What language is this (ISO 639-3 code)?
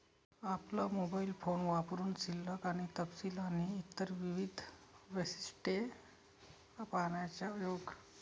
mar